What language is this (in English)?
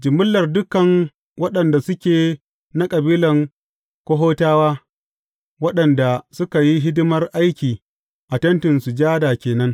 Hausa